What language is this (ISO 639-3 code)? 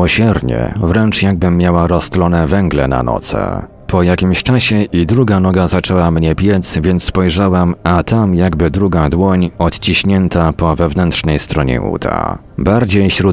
pol